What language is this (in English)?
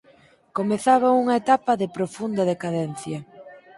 Galician